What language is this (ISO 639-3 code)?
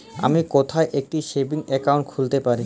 ben